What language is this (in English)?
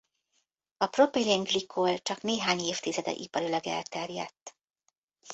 Hungarian